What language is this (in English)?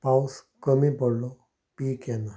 Konkani